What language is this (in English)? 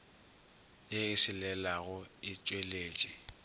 Northern Sotho